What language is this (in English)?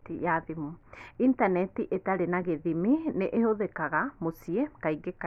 Kikuyu